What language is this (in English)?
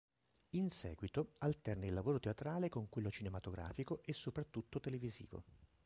Italian